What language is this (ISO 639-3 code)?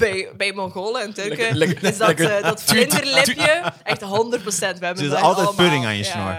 nld